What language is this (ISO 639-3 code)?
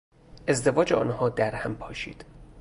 fas